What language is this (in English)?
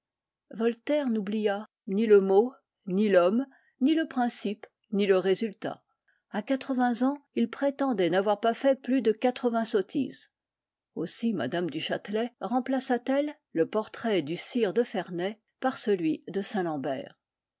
French